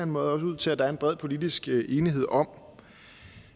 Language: Danish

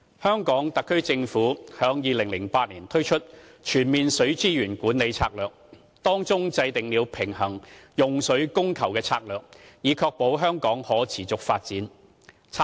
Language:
Cantonese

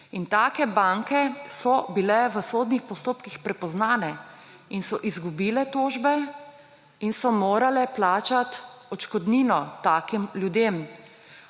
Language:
Slovenian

